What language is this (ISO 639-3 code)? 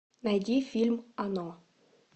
rus